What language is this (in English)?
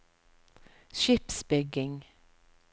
Norwegian